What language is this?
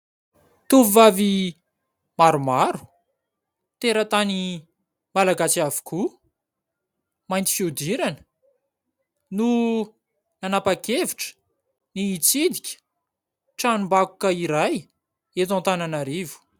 Malagasy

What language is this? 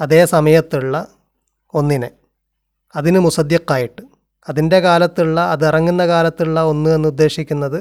Malayalam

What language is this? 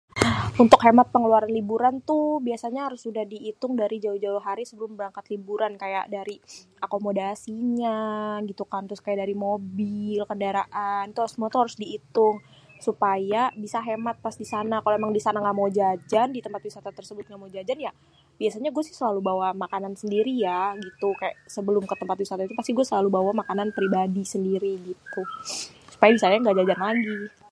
Betawi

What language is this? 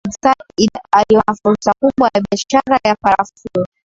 Swahili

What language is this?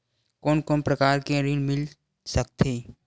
Chhattisgarhi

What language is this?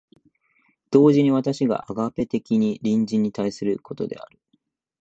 Japanese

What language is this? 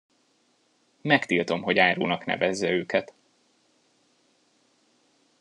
Hungarian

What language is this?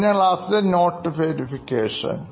Malayalam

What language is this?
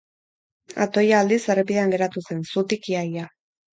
Basque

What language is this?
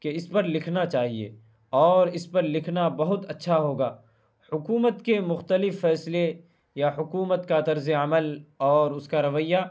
Urdu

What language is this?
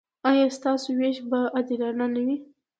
Pashto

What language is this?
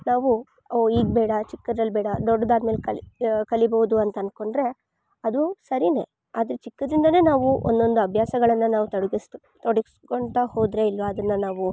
Kannada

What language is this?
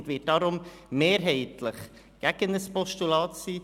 Swiss German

